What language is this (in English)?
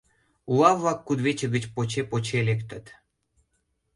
Mari